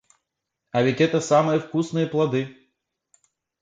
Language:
Russian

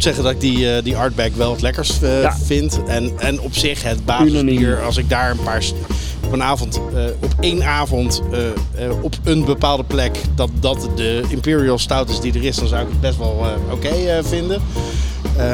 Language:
Dutch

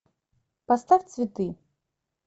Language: Russian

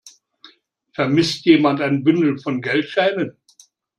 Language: German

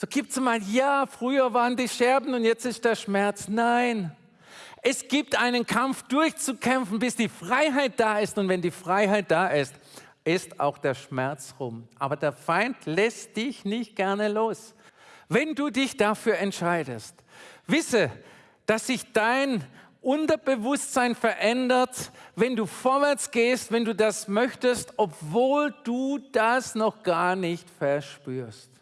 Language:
German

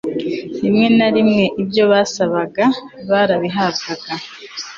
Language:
Kinyarwanda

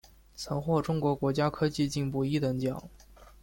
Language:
Chinese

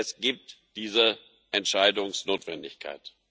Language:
German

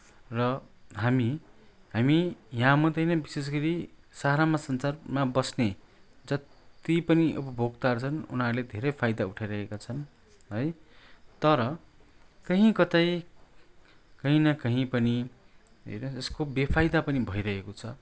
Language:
Nepali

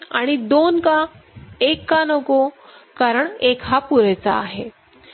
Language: Marathi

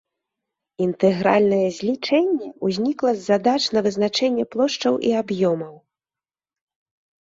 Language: Belarusian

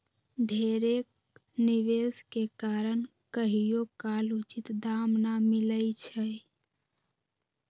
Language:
Magahi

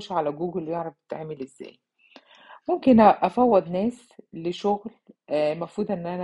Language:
Arabic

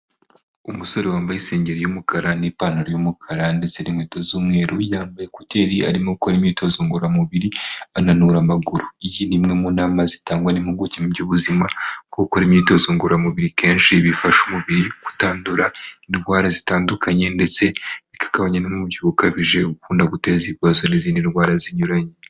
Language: Kinyarwanda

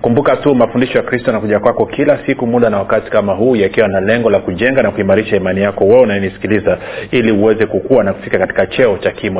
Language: Swahili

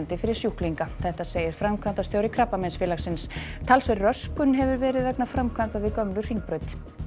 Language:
Icelandic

